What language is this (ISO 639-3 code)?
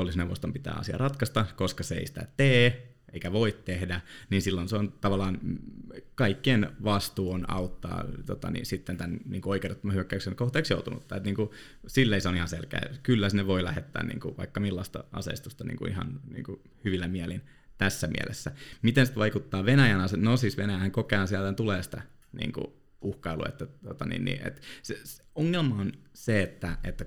fin